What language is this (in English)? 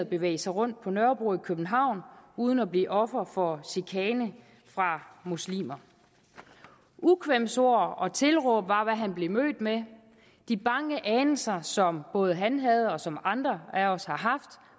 Danish